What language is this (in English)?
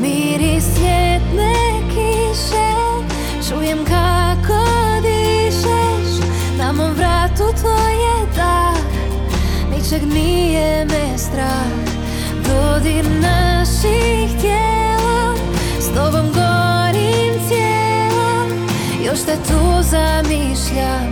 Croatian